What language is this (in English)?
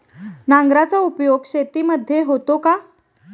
Marathi